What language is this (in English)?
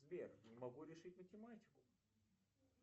Russian